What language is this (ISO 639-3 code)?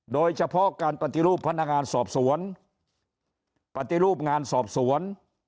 tha